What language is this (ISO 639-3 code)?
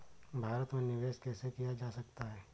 hin